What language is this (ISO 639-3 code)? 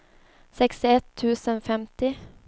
swe